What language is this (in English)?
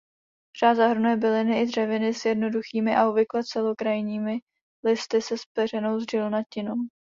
Czech